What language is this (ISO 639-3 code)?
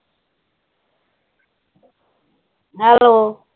pan